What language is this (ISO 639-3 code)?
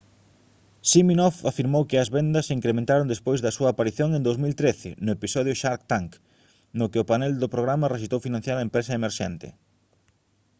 glg